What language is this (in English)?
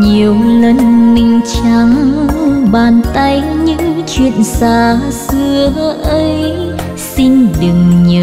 Vietnamese